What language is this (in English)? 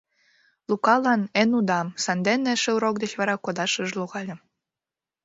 Mari